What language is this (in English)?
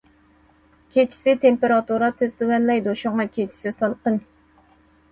Uyghur